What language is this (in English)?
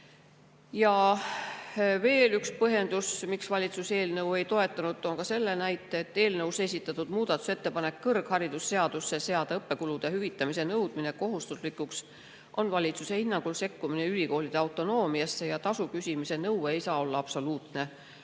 Estonian